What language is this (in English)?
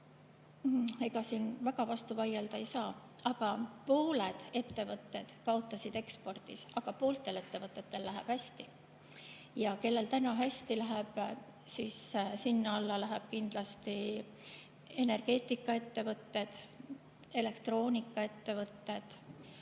Estonian